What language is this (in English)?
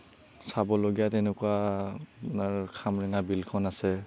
Assamese